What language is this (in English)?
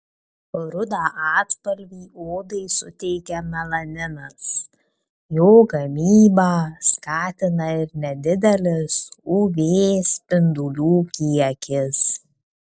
Lithuanian